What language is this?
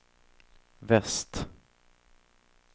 Swedish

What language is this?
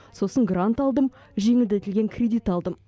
Kazakh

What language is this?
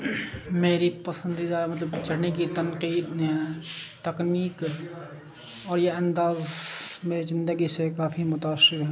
Urdu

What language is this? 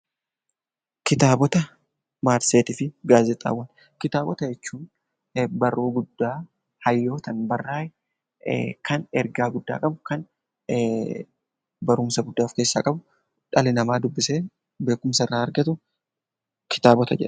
Oromo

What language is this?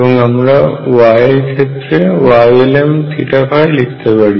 Bangla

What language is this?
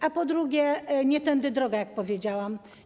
Polish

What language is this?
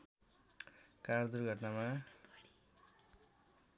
Nepali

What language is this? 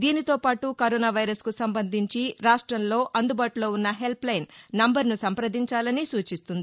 Telugu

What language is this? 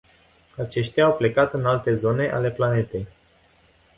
Romanian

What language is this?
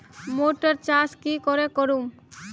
Magahi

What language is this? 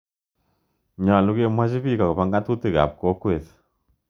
Kalenjin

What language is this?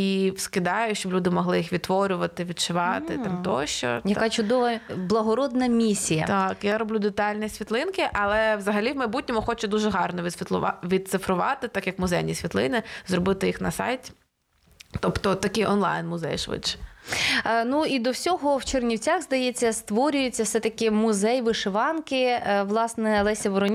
Ukrainian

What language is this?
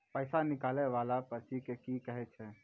Maithili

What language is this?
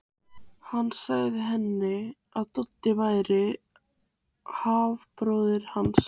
Icelandic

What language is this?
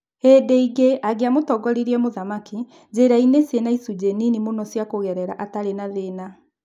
Kikuyu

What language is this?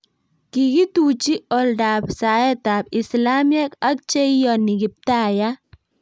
Kalenjin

